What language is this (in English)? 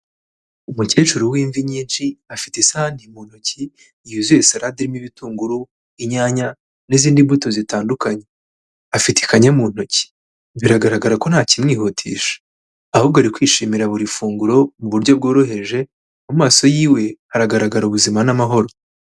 Kinyarwanda